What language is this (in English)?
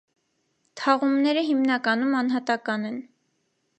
Armenian